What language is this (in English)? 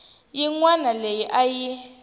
Tsonga